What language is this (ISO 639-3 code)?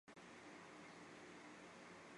zho